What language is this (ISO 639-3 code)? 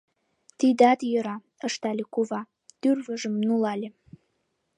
chm